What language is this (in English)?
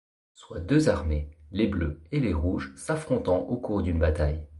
French